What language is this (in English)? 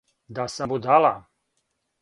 Serbian